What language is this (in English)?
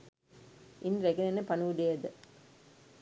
Sinhala